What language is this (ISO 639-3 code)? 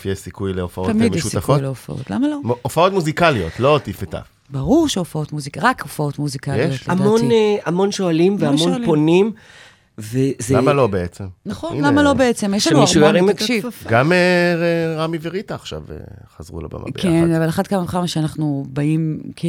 heb